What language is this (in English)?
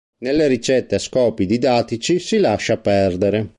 Italian